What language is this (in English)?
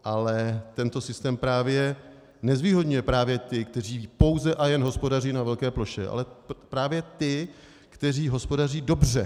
Czech